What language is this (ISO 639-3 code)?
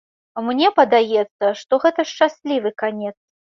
bel